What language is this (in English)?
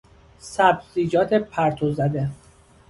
Persian